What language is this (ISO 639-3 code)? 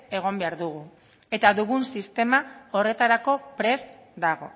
eus